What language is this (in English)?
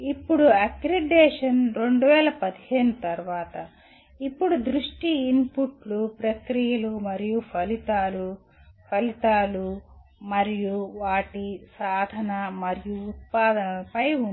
Telugu